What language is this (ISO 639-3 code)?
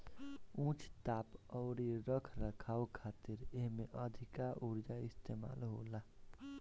bho